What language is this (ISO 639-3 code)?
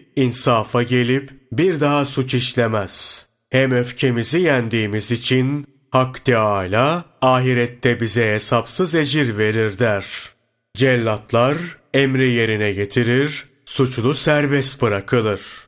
tur